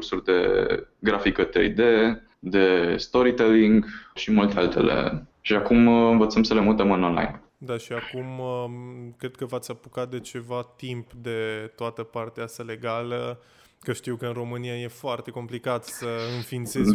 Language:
Romanian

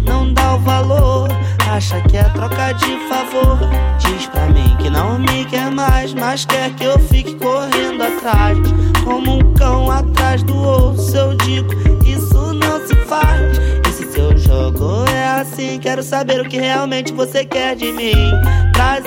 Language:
Portuguese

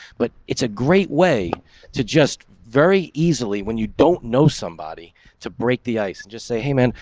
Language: English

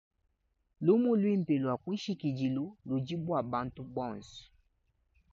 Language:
Luba-Lulua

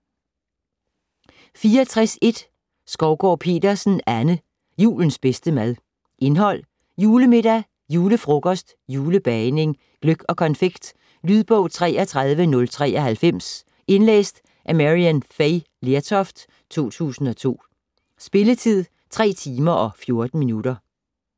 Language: Danish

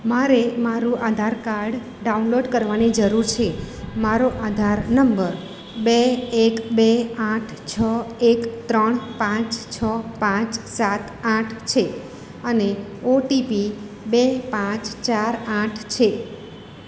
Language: Gujarati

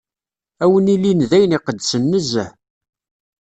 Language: Kabyle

